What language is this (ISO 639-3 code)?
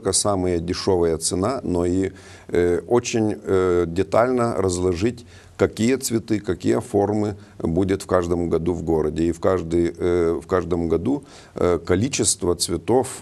rus